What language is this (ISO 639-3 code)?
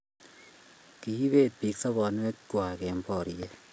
kln